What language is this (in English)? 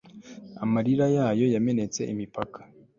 Kinyarwanda